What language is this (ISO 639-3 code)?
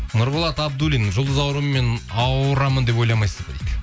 kaz